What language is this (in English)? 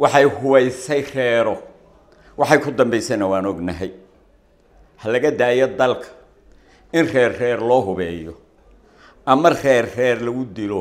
Arabic